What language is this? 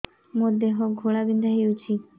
Odia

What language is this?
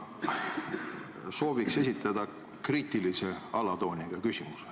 Estonian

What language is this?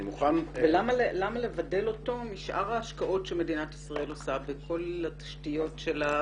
Hebrew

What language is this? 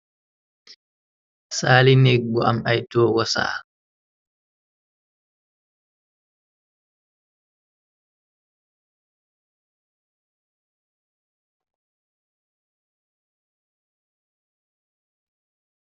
Wolof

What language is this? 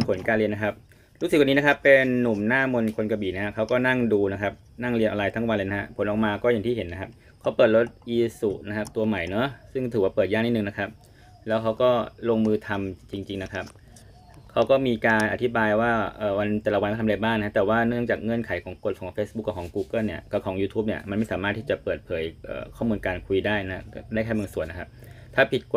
Thai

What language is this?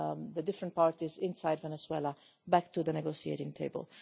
English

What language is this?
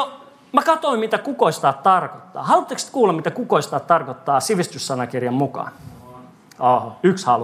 Finnish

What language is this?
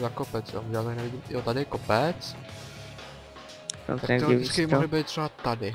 Czech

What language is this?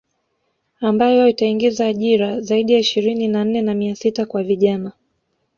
Swahili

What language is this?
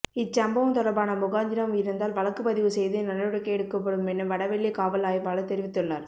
Tamil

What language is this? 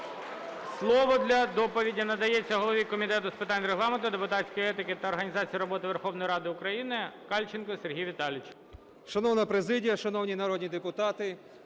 Ukrainian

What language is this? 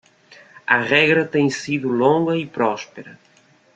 Portuguese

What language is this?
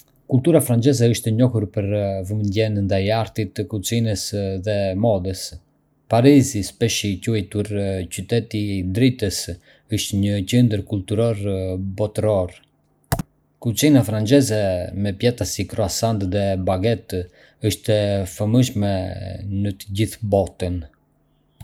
Arbëreshë Albanian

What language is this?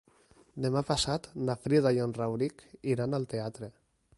Catalan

